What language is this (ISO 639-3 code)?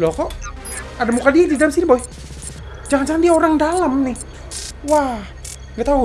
ind